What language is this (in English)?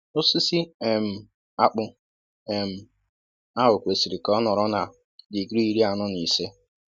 Igbo